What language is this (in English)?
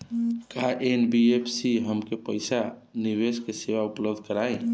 Bhojpuri